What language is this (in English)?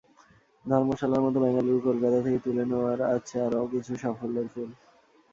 Bangla